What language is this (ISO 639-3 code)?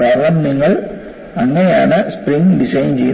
mal